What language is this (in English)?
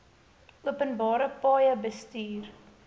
Afrikaans